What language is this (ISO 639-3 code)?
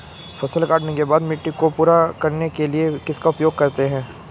hin